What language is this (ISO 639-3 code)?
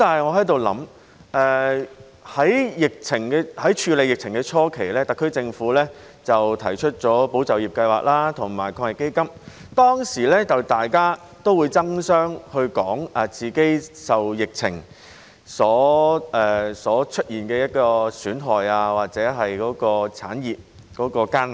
yue